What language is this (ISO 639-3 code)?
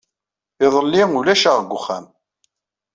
kab